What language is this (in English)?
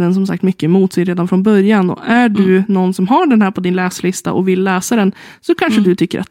Swedish